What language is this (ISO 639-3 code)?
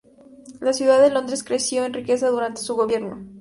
spa